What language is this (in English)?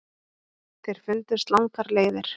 Icelandic